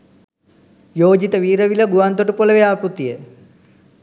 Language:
Sinhala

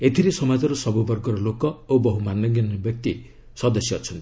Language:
Odia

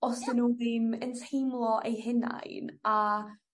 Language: Welsh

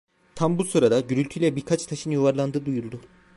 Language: Turkish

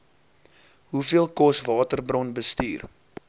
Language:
Afrikaans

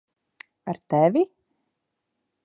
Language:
Latvian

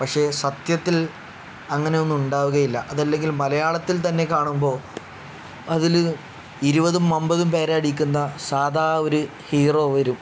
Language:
Malayalam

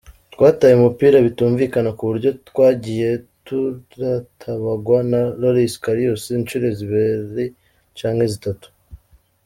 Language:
Kinyarwanda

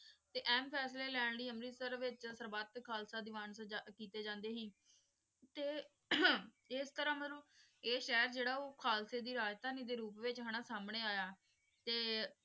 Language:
Punjabi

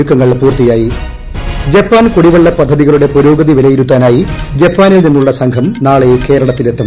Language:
Malayalam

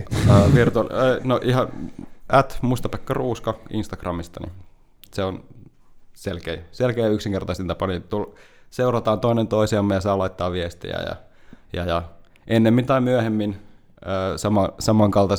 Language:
Finnish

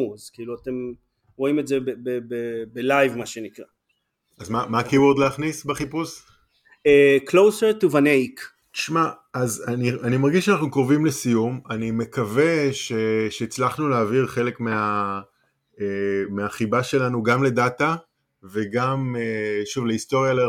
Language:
Hebrew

